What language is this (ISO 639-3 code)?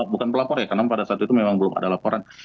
ind